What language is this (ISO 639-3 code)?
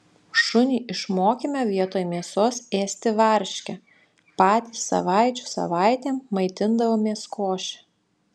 lit